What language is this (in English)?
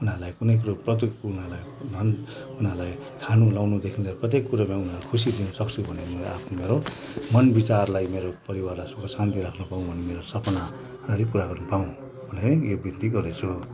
Nepali